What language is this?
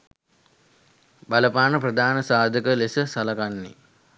Sinhala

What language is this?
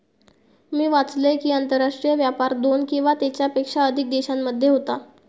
Marathi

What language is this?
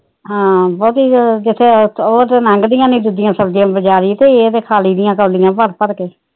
Punjabi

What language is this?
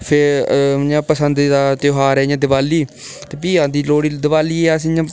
Dogri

